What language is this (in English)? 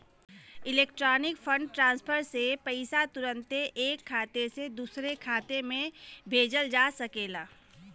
Bhojpuri